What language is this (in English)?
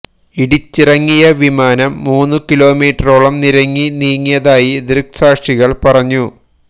Malayalam